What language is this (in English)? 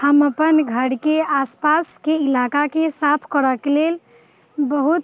Maithili